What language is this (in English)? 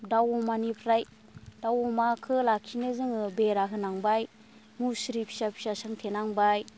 Bodo